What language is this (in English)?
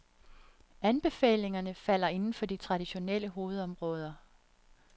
Danish